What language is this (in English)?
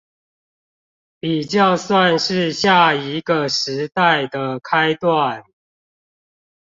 Chinese